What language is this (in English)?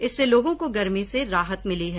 Hindi